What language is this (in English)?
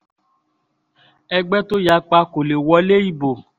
Yoruba